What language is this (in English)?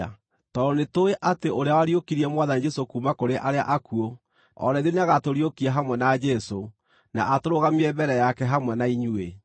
Kikuyu